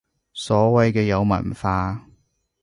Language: Cantonese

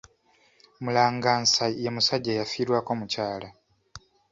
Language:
Ganda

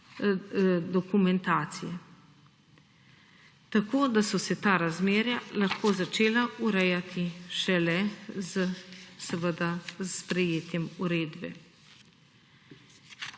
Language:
Slovenian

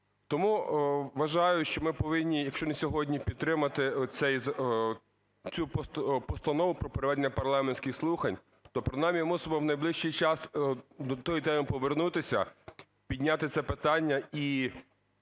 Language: Ukrainian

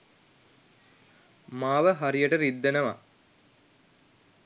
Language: Sinhala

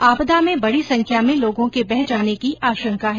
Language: Hindi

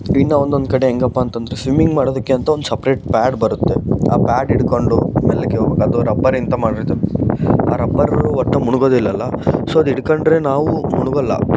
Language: Kannada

